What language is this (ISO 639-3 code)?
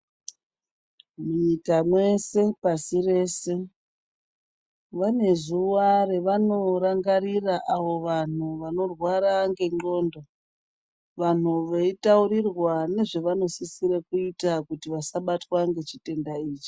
ndc